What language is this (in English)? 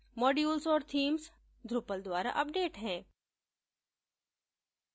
Hindi